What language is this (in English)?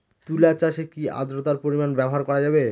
Bangla